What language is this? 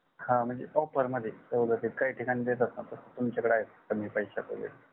Marathi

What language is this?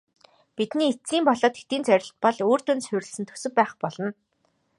Mongolian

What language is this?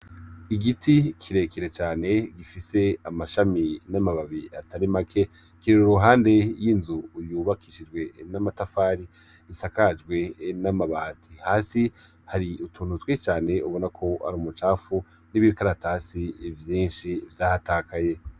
Rundi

